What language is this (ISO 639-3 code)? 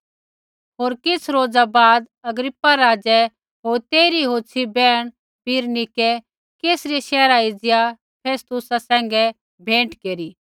kfx